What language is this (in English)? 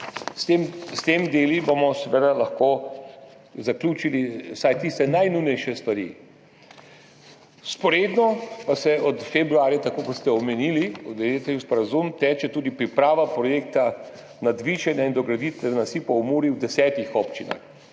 Slovenian